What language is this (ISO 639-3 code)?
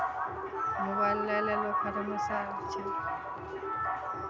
mai